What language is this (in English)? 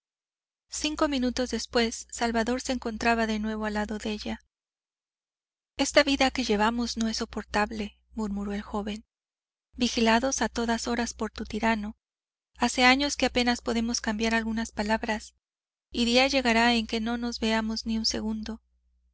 Spanish